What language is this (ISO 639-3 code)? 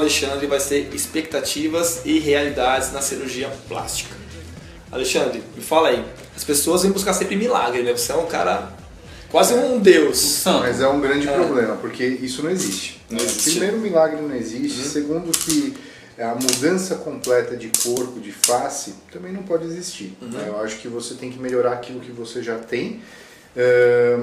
por